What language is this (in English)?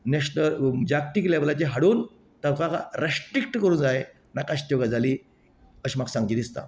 Konkani